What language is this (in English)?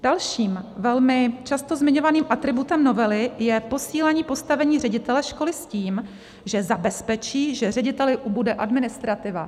Czech